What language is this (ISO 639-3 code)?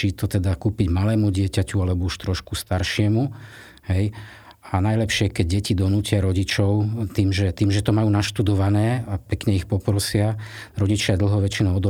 slk